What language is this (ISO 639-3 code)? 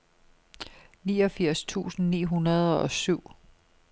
dan